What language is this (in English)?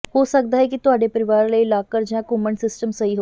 Punjabi